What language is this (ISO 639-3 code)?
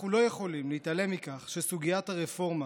heb